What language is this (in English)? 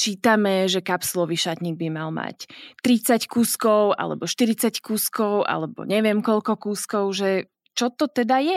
Slovak